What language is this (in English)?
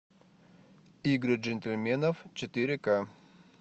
Russian